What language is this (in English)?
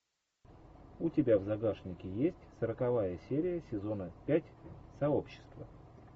Russian